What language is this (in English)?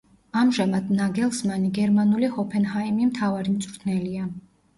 Georgian